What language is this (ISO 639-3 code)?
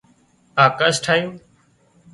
kxp